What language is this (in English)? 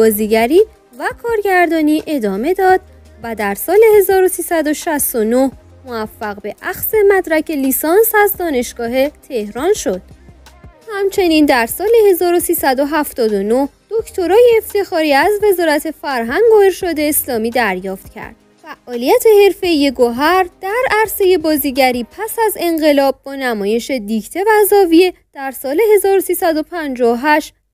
Persian